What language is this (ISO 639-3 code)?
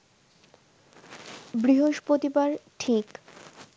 ben